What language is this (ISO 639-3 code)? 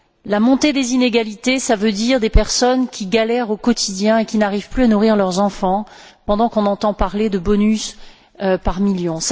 fra